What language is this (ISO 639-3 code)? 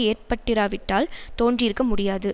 tam